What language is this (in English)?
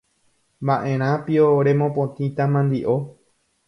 Guarani